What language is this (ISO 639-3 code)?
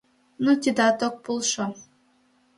chm